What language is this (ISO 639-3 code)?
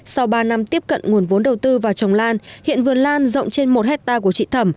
vie